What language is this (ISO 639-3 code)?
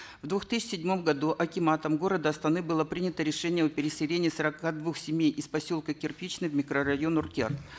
kaz